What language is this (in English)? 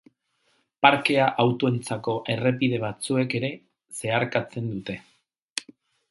Basque